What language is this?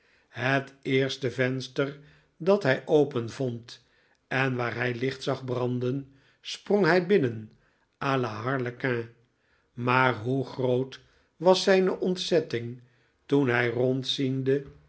Dutch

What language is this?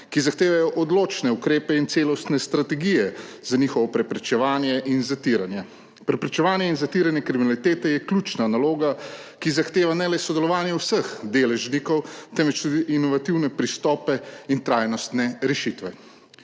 Slovenian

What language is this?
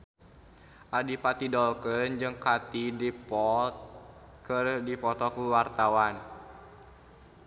Sundanese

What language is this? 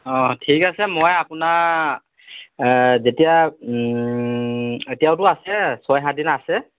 Assamese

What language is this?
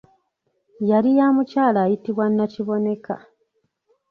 Ganda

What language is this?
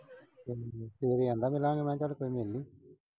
Punjabi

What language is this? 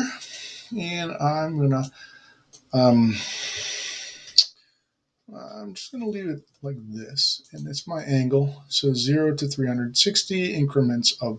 English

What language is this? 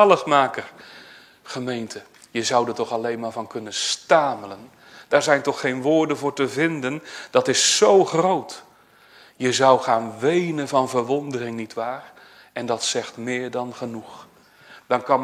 Dutch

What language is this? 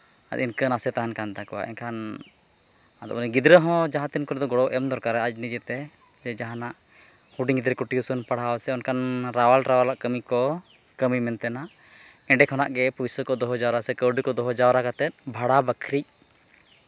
Santali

